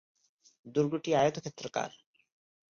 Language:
Bangla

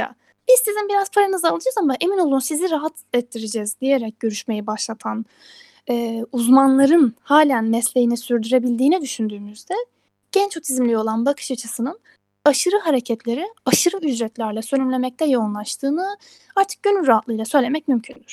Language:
Turkish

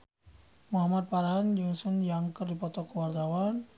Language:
Sundanese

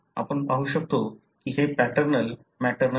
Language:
Marathi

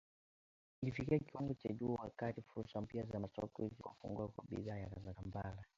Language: Swahili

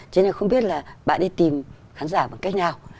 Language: Vietnamese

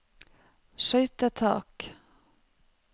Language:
Norwegian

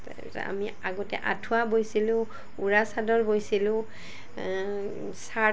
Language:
Assamese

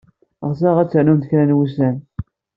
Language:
Kabyle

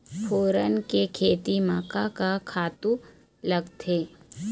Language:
Chhattisgarhi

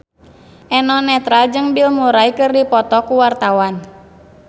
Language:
Sundanese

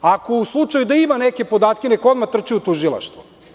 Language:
Serbian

